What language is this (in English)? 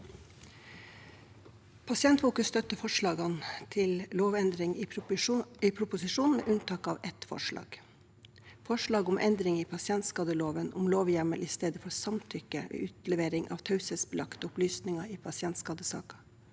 Norwegian